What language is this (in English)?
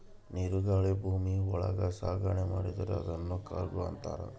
Kannada